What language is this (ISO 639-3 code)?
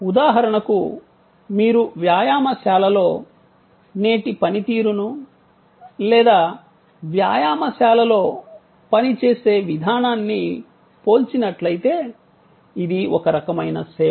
tel